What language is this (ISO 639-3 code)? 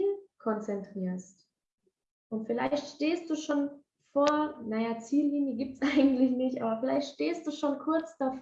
deu